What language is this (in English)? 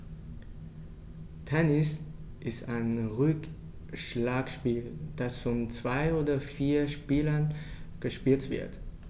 German